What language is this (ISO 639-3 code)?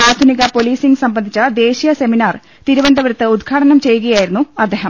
mal